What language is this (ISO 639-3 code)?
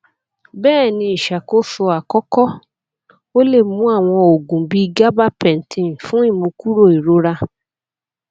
yor